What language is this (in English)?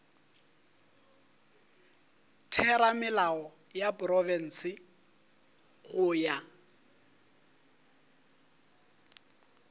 Northern Sotho